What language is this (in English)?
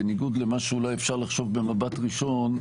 Hebrew